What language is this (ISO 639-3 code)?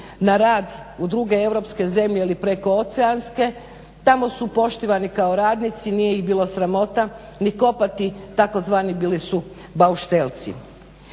hrv